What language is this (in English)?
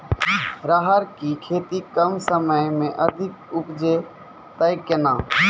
Maithili